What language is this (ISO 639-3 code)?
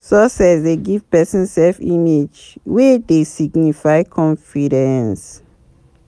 pcm